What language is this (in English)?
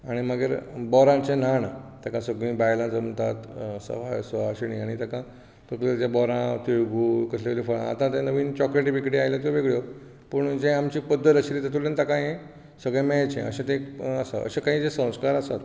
Konkani